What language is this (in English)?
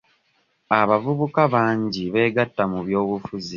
Ganda